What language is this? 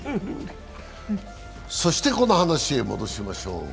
Japanese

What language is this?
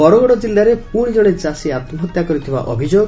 Odia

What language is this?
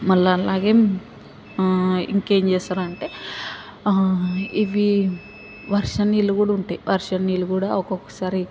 Telugu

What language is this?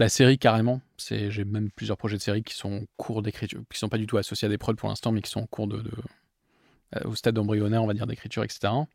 French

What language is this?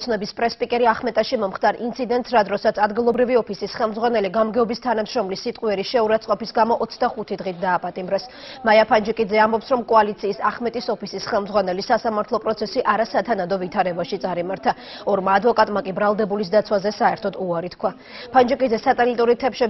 Russian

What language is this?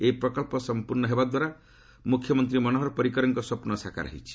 Odia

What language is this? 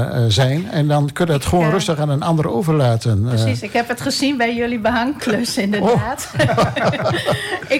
Dutch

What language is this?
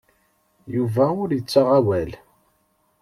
Kabyle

